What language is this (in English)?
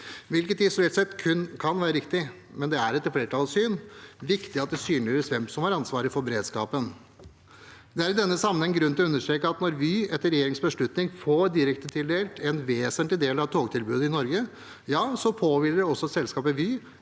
Norwegian